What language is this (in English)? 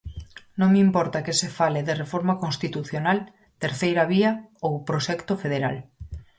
Galician